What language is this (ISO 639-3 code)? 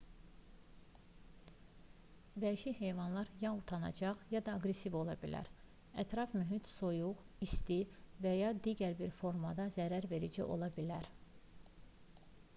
aze